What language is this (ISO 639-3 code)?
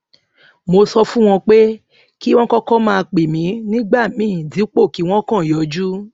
yor